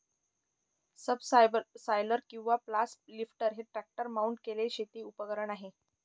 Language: Marathi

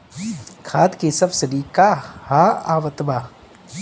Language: Bhojpuri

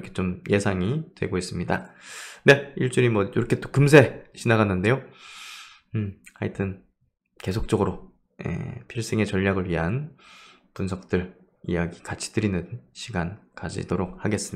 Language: Korean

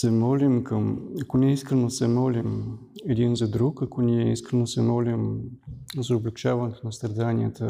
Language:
Bulgarian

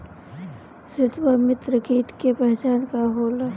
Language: Bhojpuri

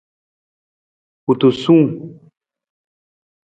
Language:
Nawdm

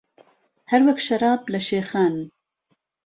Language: Central Kurdish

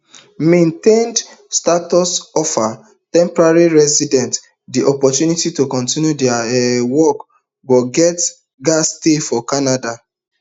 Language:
Nigerian Pidgin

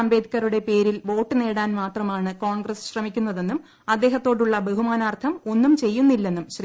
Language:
Malayalam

